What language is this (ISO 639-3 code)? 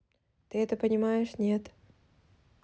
rus